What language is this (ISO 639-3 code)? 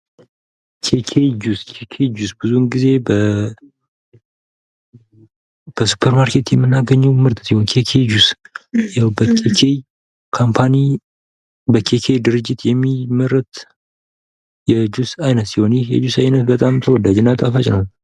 amh